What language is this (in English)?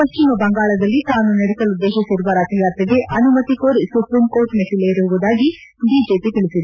Kannada